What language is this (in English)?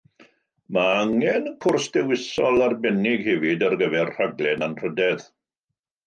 Welsh